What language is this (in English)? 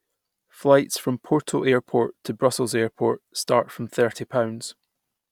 English